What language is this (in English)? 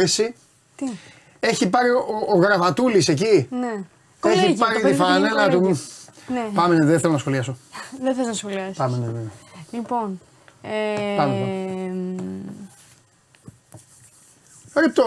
Greek